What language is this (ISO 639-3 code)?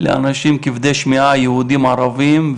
heb